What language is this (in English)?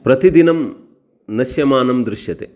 Sanskrit